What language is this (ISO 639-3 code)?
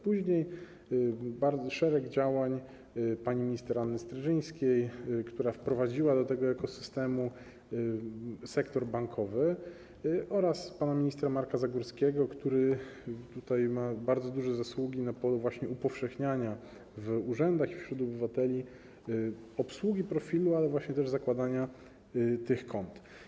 pol